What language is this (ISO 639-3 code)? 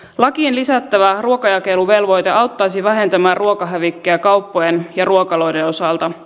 fin